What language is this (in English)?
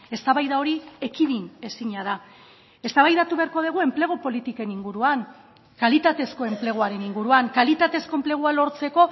Basque